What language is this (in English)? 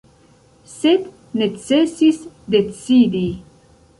Esperanto